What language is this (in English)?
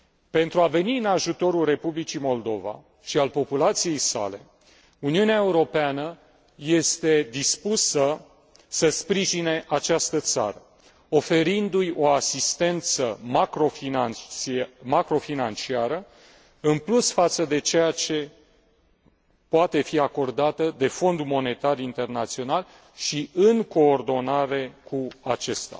Romanian